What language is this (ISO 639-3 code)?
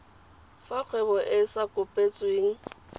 tsn